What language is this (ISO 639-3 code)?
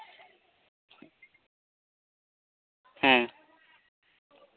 sat